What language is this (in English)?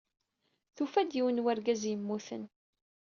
Kabyle